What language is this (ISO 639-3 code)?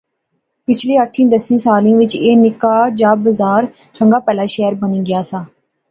phr